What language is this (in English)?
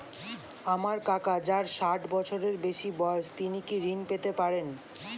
Bangla